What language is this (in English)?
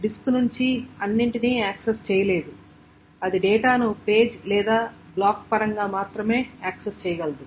Telugu